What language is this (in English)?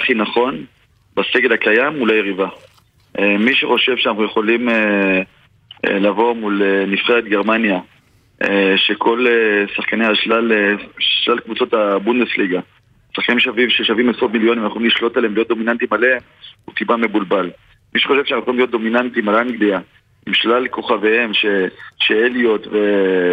Hebrew